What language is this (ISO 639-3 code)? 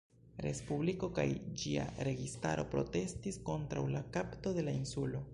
epo